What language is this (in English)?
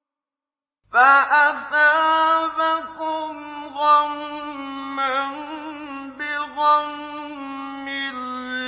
Arabic